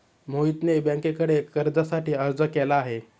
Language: Marathi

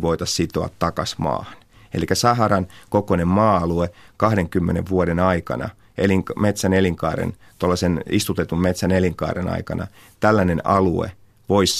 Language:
Finnish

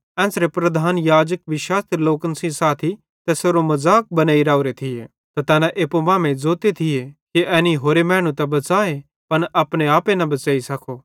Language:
Bhadrawahi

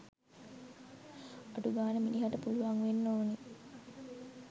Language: Sinhala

